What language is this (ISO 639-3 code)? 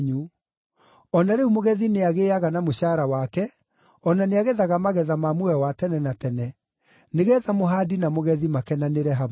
kik